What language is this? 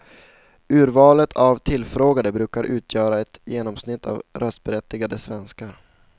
Swedish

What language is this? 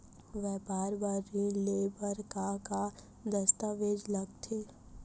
Chhattisgarhi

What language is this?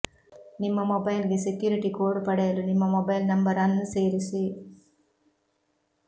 Kannada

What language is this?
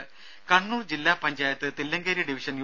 Malayalam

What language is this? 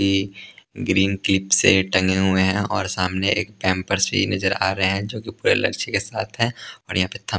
Hindi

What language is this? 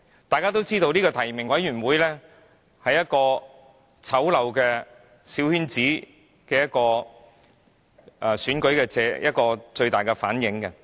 Cantonese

